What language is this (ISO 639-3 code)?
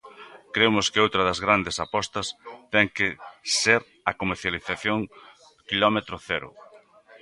glg